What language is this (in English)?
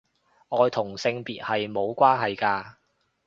Cantonese